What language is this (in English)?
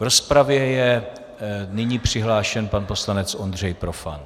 Czech